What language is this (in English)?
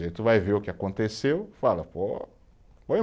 Portuguese